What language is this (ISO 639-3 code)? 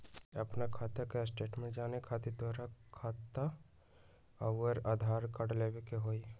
mag